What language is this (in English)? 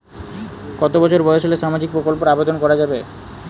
Bangla